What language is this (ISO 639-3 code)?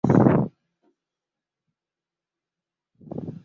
ben